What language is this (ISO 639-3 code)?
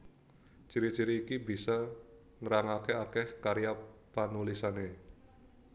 jav